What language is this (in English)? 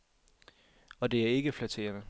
Danish